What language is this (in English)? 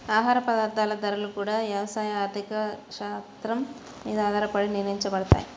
Telugu